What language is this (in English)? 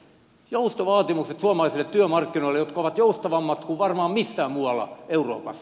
Finnish